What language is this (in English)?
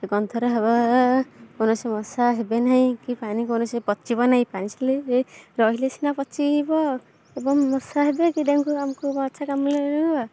Odia